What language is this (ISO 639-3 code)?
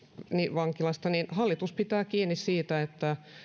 fin